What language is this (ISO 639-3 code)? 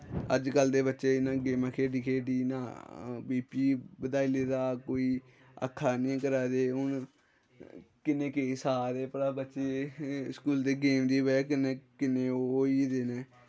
doi